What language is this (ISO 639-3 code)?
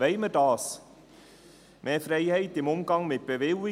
gsw